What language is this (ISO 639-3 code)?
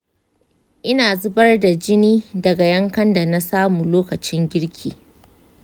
hau